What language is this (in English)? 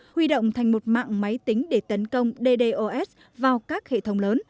Vietnamese